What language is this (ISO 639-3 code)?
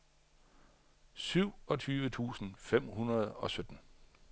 dan